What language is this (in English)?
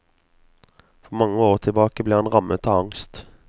Norwegian